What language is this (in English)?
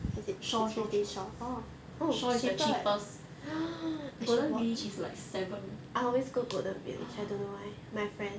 English